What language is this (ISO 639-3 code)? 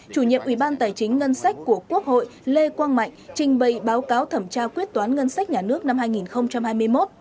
vie